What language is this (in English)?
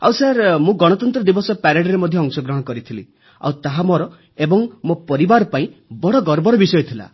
Odia